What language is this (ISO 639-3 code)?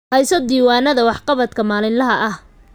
som